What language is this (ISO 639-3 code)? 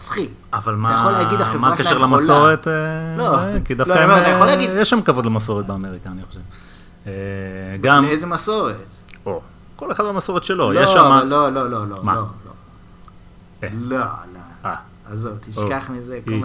heb